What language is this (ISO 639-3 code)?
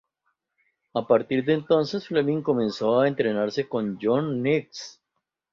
spa